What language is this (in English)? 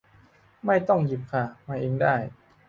Thai